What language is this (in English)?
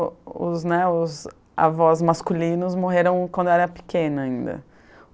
Portuguese